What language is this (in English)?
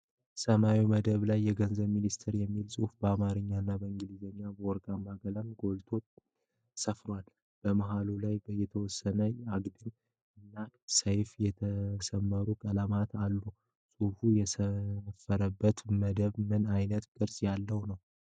Amharic